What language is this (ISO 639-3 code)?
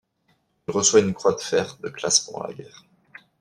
fra